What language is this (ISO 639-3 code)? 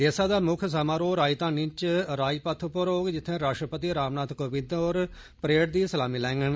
doi